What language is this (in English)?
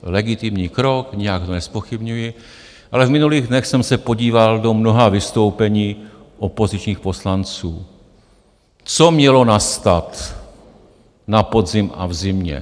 Czech